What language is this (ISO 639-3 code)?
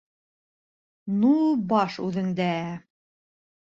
bak